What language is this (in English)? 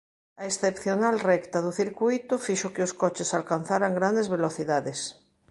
Galician